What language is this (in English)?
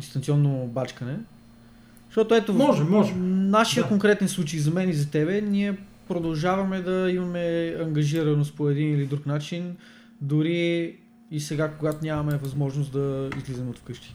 Bulgarian